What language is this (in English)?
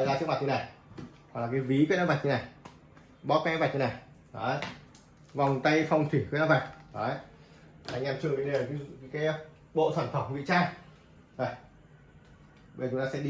Vietnamese